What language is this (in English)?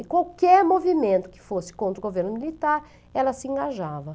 Portuguese